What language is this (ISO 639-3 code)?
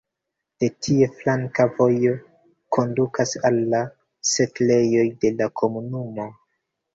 epo